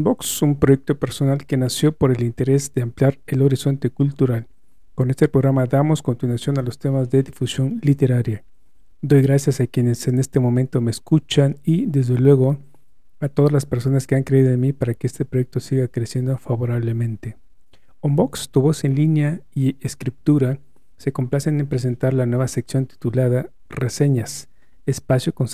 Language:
Spanish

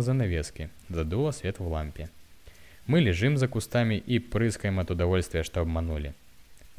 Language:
Russian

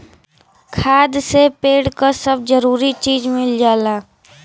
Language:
Bhojpuri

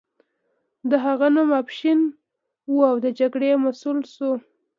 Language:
Pashto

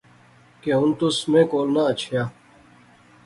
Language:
Pahari-Potwari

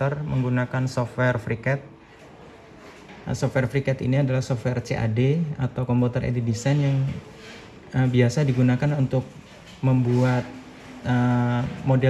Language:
Indonesian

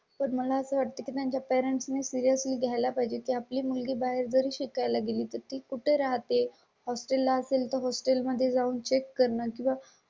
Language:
Marathi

